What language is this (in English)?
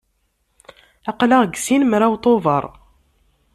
Kabyle